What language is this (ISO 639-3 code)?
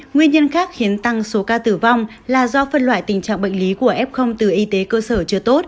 vie